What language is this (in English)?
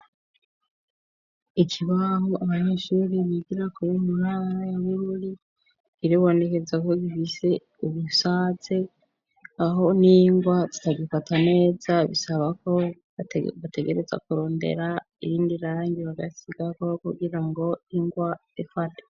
Rundi